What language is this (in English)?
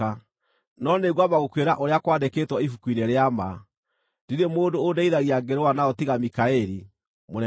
Kikuyu